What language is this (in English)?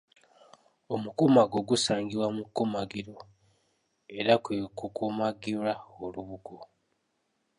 Ganda